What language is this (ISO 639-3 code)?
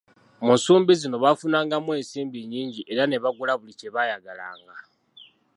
lug